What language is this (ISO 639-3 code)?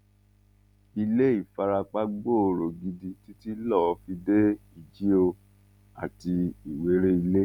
yor